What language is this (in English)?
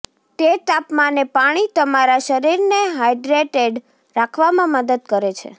Gujarati